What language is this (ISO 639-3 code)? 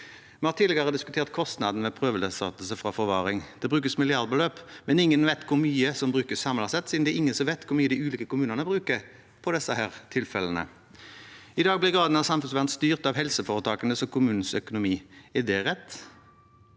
nor